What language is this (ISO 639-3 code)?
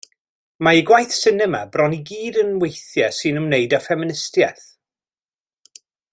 cym